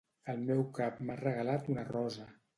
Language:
Catalan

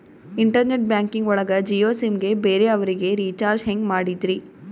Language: Kannada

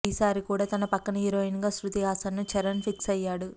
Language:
Telugu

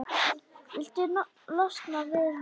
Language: Icelandic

